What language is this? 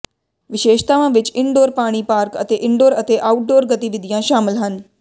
Punjabi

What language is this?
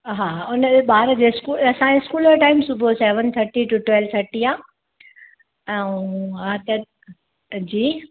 Sindhi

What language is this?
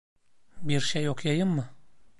Turkish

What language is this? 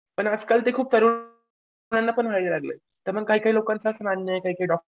Marathi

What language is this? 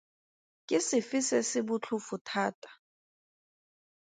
Tswana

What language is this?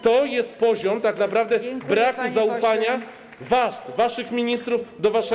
Polish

